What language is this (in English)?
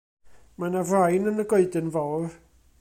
Welsh